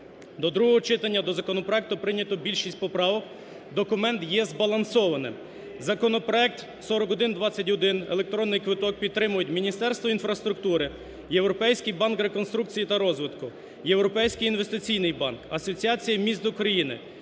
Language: Ukrainian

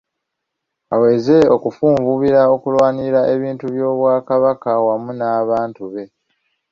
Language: Ganda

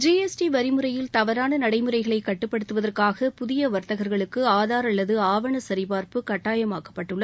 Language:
Tamil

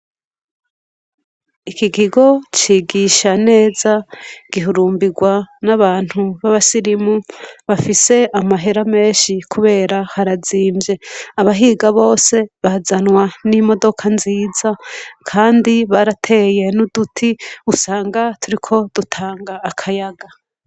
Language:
Rundi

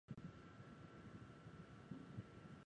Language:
Chinese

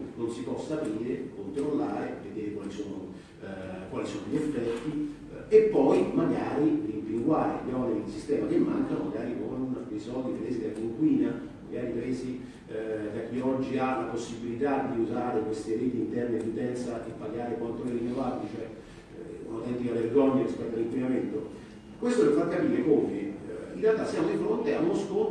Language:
Italian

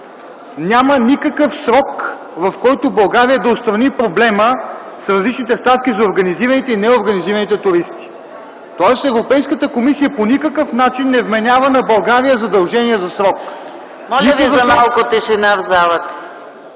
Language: Bulgarian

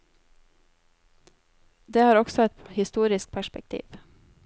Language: Norwegian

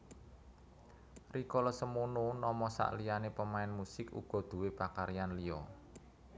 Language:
Javanese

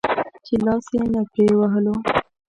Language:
Pashto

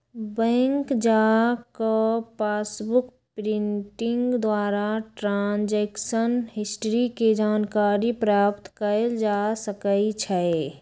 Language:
Magahi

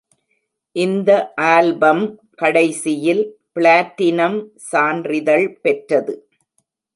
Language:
Tamil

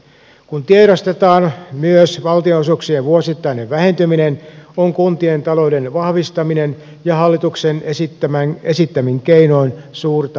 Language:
Finnish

